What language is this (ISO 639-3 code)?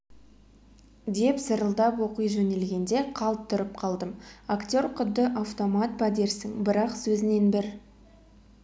kaz